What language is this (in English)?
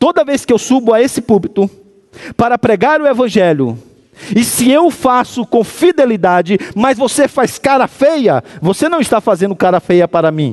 Portuguese